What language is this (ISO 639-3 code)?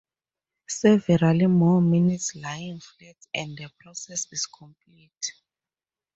eng